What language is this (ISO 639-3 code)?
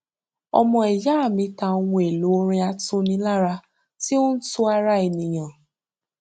yor